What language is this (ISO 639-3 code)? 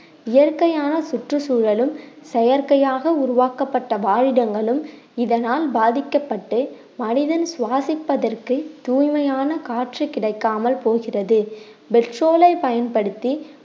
tam